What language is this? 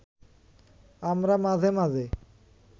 Bangla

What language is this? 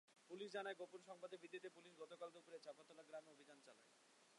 Bangla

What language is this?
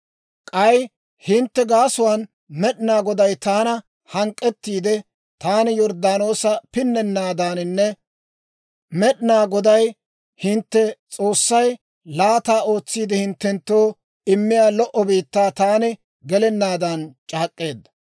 Dawro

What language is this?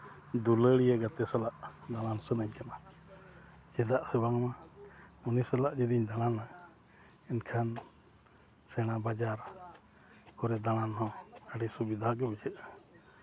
Santali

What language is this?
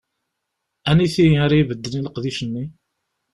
Kabyle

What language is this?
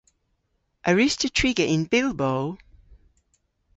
Cornish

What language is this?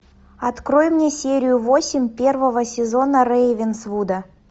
Russian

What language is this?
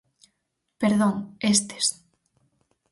Galician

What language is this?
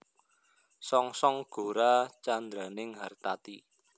Javanese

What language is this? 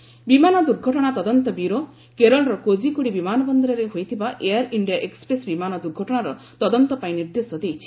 Odia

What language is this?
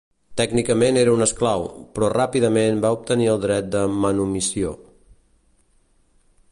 Catalan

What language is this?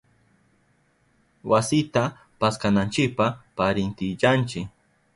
Southern Pastaza Quechua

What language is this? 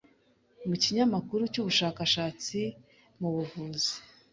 Kinyarwanda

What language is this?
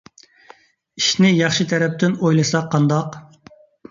Uyghur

